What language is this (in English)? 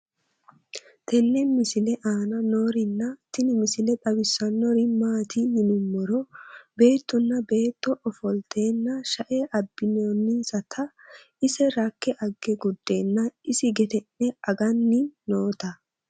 Sidamo